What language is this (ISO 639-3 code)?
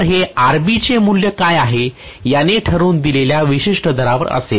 mar